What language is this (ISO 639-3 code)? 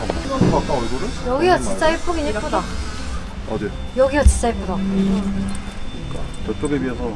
kor